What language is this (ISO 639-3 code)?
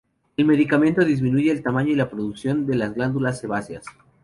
spa